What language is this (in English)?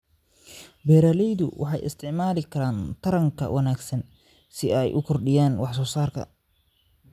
Somali